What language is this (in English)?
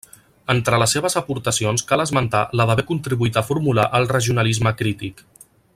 Catalan